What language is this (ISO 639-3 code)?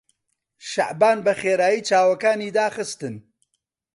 ckb